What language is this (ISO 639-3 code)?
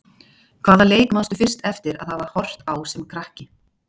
isl